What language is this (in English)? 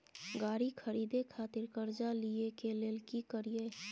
Maithili